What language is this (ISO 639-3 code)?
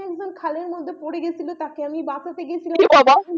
ben